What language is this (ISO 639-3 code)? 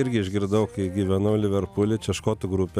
lit